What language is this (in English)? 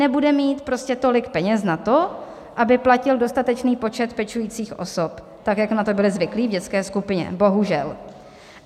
Czech